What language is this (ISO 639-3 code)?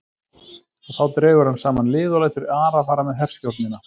isl